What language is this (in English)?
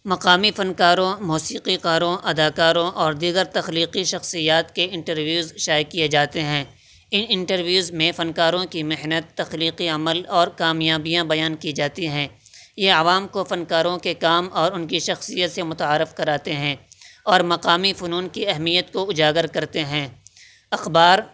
Urdu